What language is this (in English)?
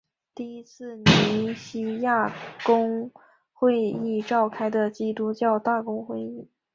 Chinese